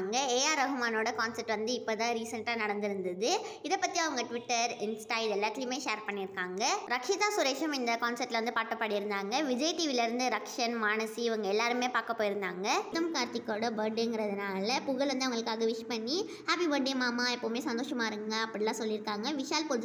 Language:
Romanian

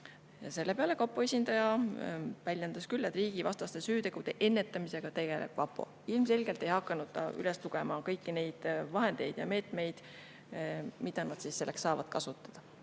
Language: Estonian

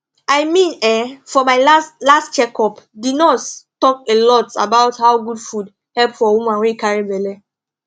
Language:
Nigerian Pidgin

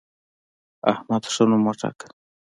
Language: Pashto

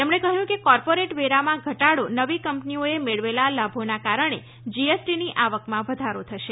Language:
Gujarati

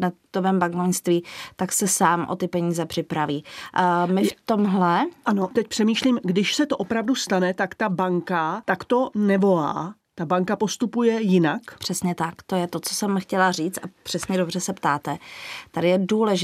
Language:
Czech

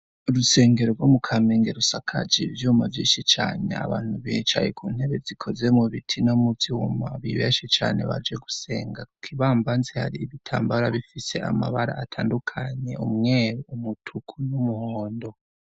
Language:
Rundi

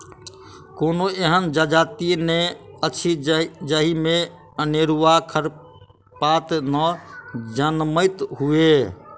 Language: Maithili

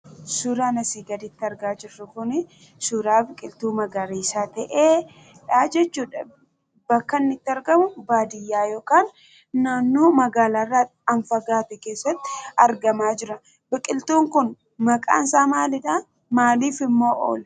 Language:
Oromo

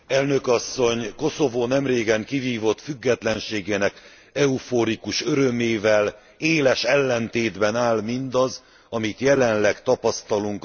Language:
Hungarian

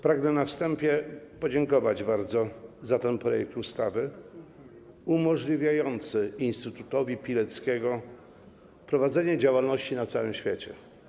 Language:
Polish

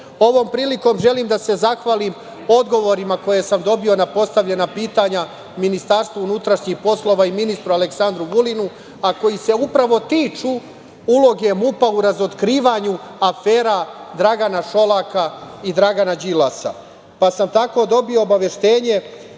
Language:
Serbian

